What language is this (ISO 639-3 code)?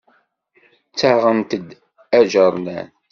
kab